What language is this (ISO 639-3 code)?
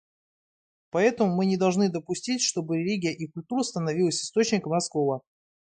rus